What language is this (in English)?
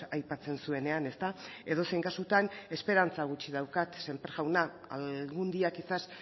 Basque